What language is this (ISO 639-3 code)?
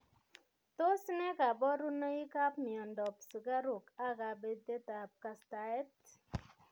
kln